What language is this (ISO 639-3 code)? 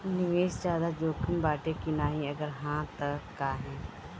bho